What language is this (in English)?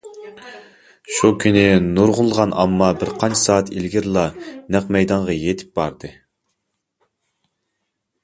Uyghur